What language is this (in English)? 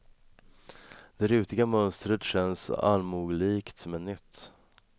Swedish